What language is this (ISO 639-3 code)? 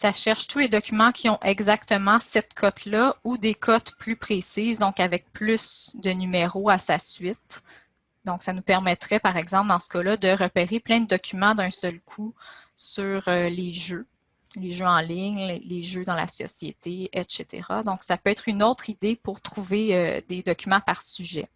fra